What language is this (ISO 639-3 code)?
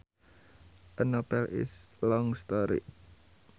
sun